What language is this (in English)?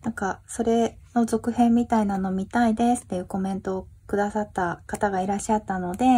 Japanese